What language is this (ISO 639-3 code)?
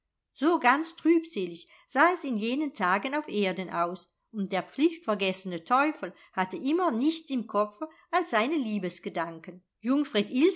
deu